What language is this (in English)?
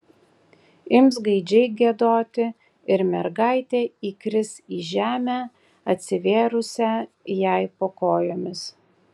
Lithuanian